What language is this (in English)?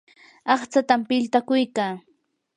Yanahuanca Pasco Quechua